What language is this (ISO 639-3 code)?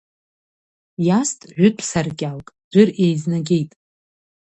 abk